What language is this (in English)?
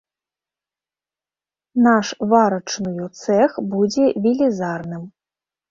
Belarusian